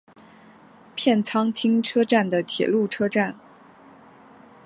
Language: Chinese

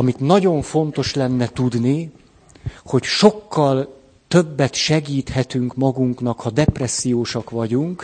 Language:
Hungarian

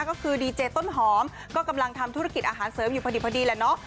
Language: Thai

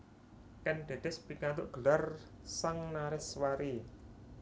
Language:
Javanese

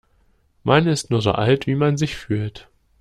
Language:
German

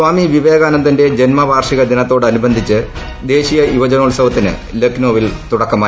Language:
Malayalam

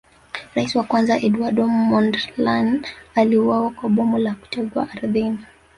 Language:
Swahili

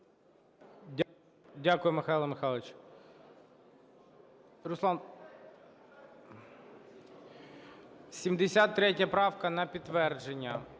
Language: Ukrainian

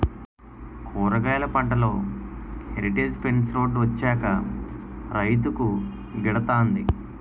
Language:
Telugu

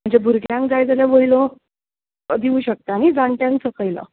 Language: Konkani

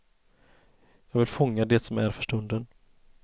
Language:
Swedish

